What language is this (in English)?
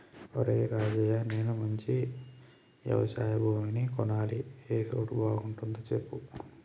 Telugu